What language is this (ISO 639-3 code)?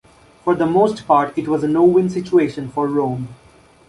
eng